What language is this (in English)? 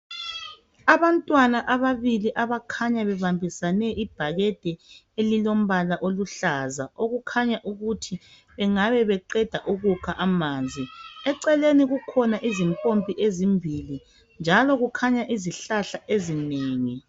North Ndebele